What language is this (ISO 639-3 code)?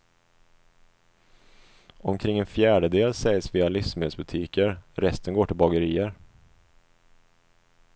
swe